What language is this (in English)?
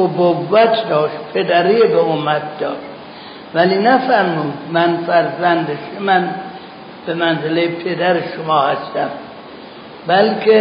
Persian